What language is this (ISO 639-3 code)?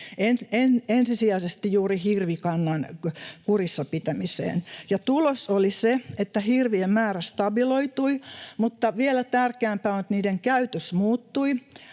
fin